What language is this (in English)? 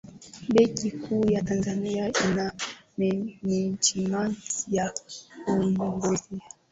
Swahili